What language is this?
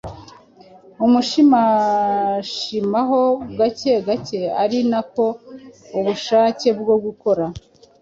Kinyarwanda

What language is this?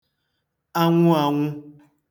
Igbo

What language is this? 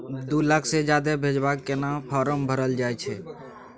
Maithili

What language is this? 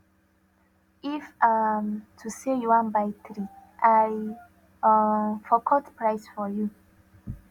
Nigerian Pidgin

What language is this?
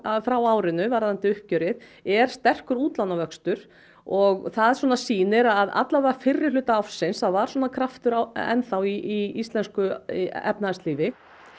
Icelandic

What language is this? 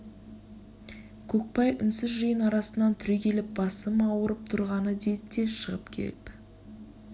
Kazakh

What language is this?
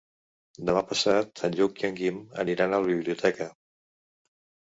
Catalan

